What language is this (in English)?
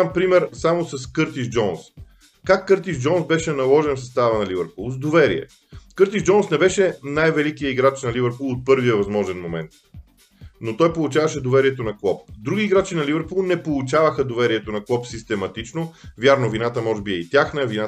Bulgarian